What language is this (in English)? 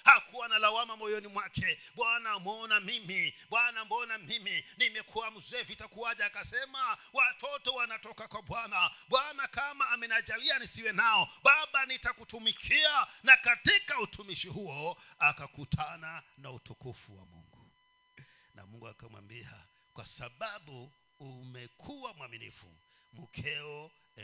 Swahili